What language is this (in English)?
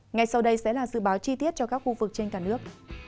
Vietnamese